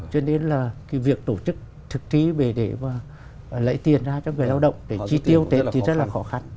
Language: Vietnamese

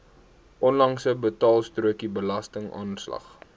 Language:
Afrikaans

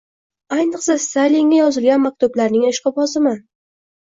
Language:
Uzbek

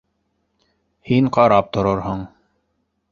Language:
Bashkir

